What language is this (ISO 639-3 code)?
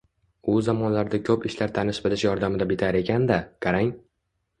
uzb